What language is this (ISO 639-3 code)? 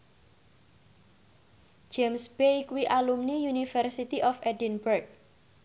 jav